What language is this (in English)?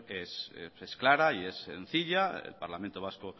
Spanish